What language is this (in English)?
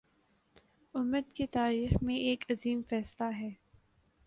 Urdu